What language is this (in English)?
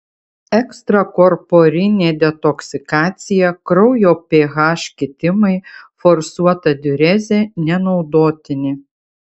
Lithuanian